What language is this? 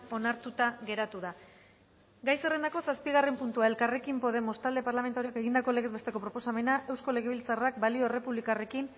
Basque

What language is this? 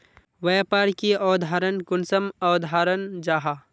Magahi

